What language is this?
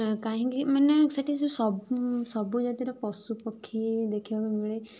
Odia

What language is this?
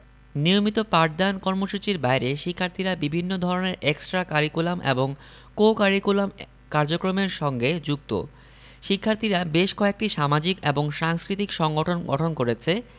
Bangla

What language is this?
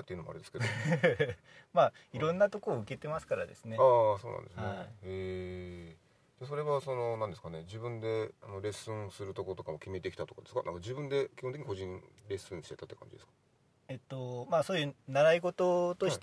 Japanese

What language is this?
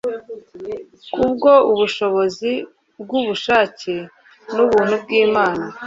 Kinyarwanda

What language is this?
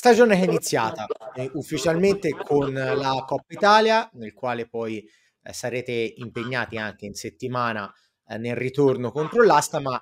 Italian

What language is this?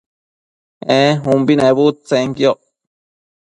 Matsés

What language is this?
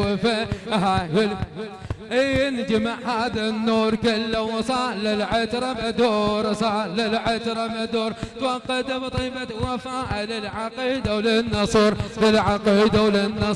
Arabic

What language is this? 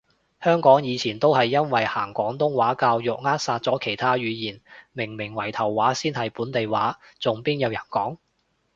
Cantonese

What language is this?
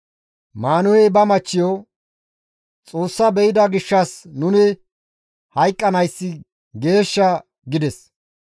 Gamo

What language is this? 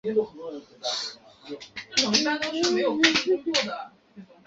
Chinese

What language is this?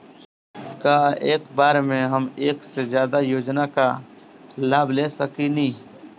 Bhojpuri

